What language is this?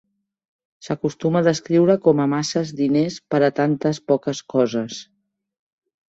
Catalan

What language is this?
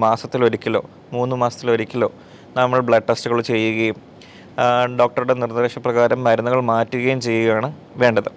Malayalam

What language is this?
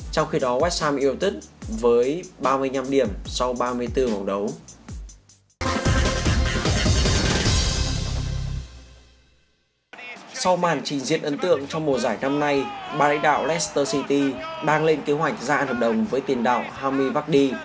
Vietnamese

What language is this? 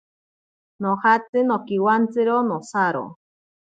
Ashéninka Perené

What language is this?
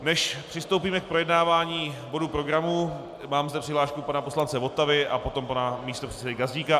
Czech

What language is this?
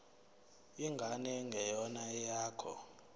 Zulu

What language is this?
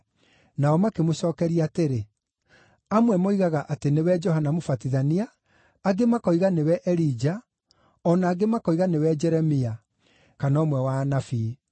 Kikuyu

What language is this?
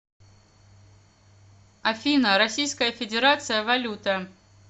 Russian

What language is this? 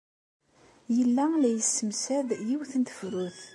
Kabyle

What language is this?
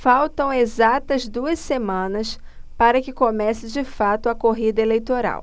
Portuguese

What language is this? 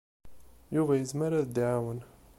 Kabyle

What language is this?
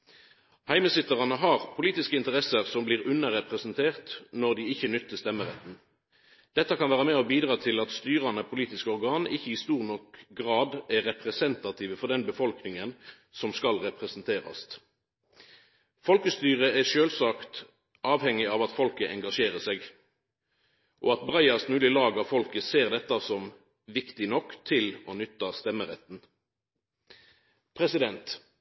Norwegian Nynorsk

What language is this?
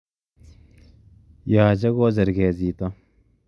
Kalenjin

